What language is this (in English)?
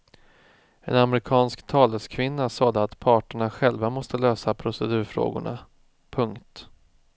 Swedish